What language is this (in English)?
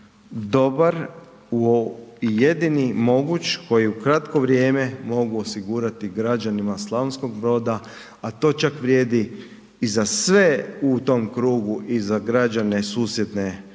Croatian